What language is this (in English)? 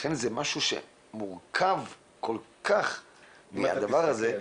Hebrew